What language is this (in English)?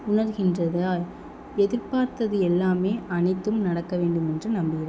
Tamil